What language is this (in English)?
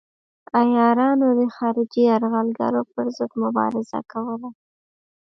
Pashto